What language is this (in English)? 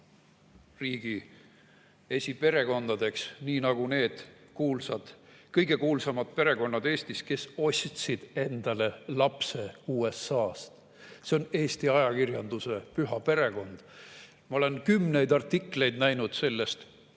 Estonian